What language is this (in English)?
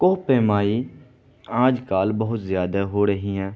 Urdu